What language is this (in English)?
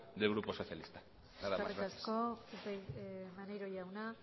Basque